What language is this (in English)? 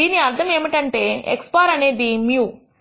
Telugu